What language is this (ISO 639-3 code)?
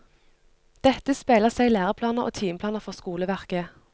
nor